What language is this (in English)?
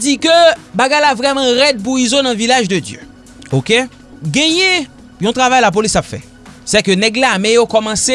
French